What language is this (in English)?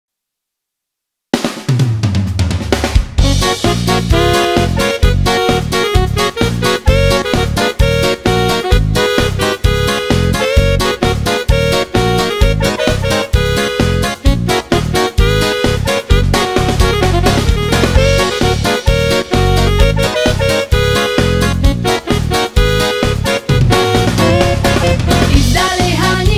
Romanian